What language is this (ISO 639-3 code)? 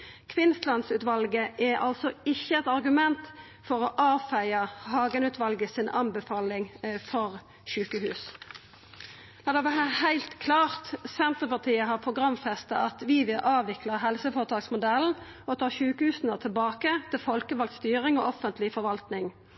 nno